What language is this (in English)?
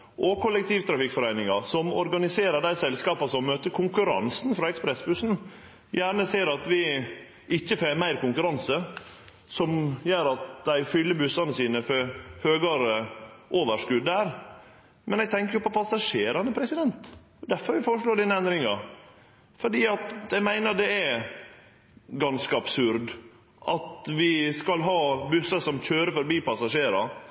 Norwegian Nynorsk